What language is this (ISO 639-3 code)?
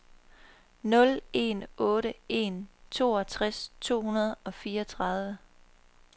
dan